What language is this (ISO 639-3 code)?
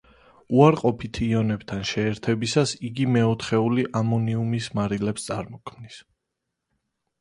kat